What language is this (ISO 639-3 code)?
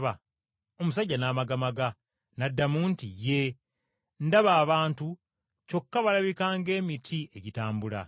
lug